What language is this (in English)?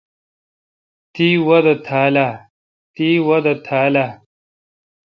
Kalkoti